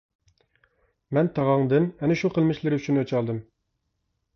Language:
Uyghur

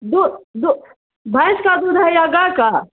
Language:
Urdu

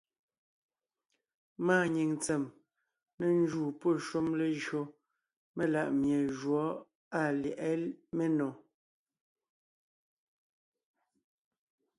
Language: Ngiemboon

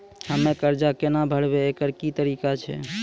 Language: Maithili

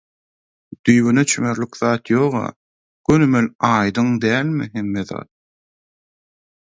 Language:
Turkmen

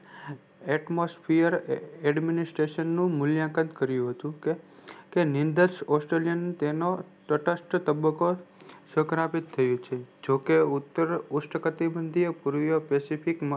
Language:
Gujarati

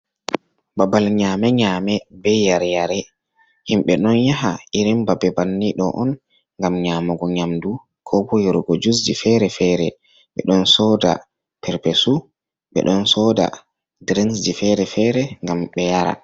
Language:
Fula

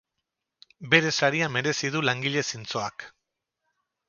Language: Basque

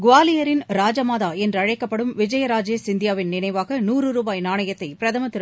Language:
Tamil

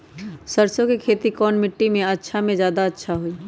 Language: Magahi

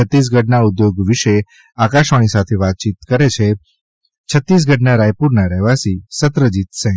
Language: Gujarati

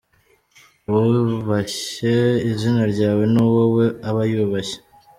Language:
Kinyarwanda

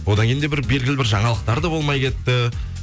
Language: Kazakh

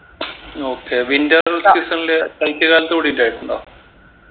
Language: Malayalam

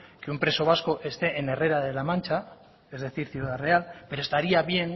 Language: Spanish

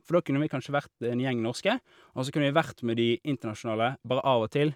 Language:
Norwegian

